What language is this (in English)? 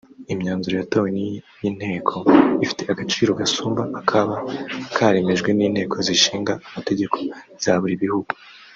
Kinyarwanda